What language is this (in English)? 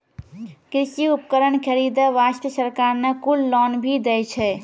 Maithili